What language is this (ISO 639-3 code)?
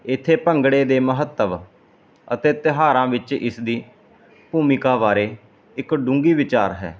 pan